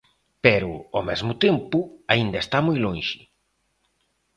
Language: Galician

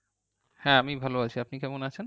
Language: Bangla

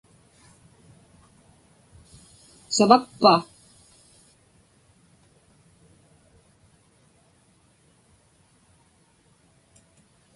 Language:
Inupiaq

